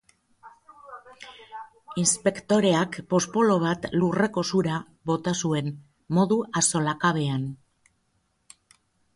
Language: Basque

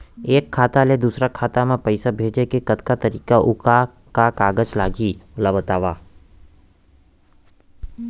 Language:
Chhattisgarhi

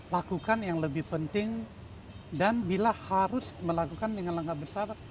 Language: Indonesian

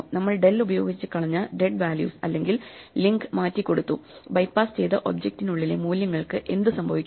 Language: Malayalam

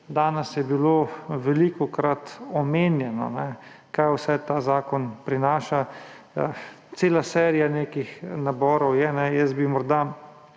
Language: Slovenian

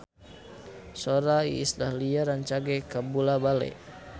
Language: Sundanese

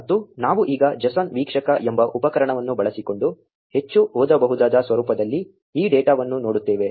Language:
Kannada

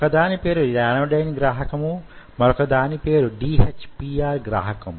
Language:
Telugu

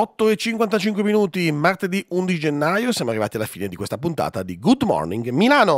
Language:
Italian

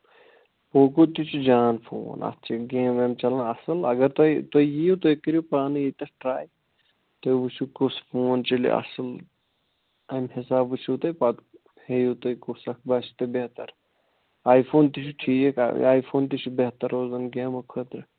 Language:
Kashmiri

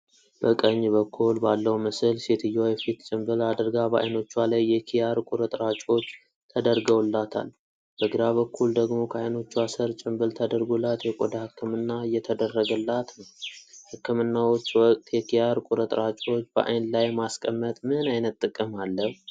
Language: Amharic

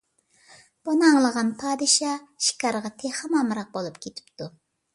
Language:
Uyghur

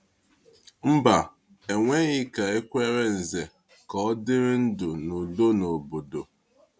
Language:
Igbo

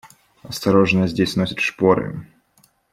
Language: Russian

